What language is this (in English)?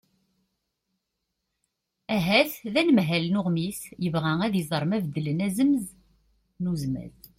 Kabyle